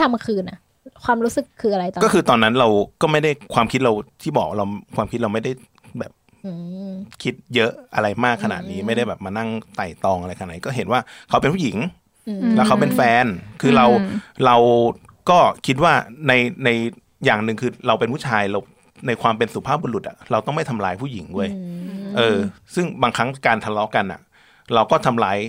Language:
Thai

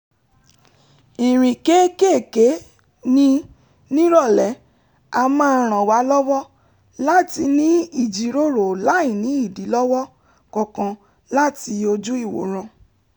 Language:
Yoruba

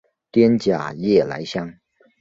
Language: Chinese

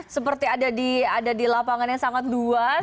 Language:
Indonesian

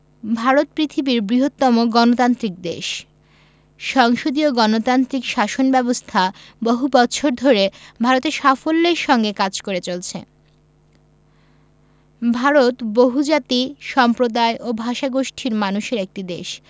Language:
Bangla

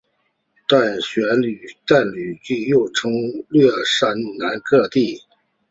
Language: Chinese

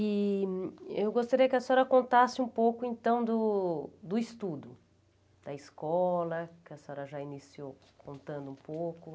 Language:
Portuguese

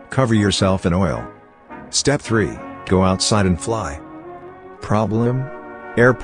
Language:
English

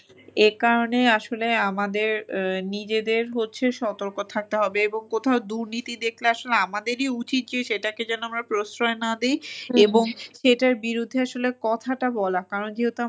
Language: Bangla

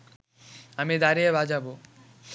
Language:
Bangla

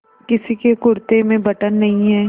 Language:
Hindi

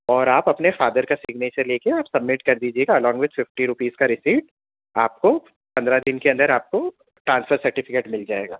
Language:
Urdu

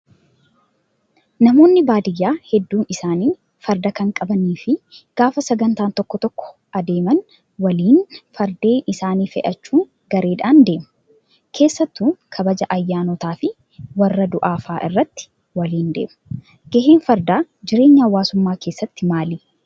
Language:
Oromo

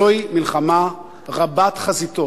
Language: Hebrew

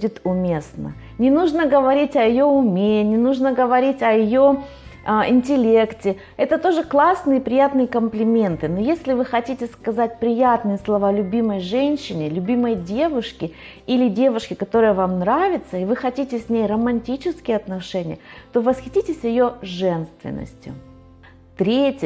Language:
Russian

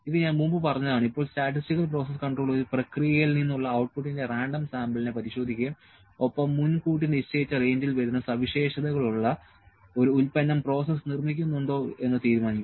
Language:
Malayalam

